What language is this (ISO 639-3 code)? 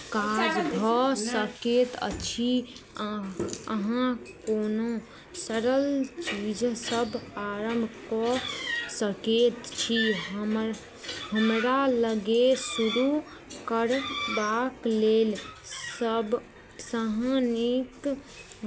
mai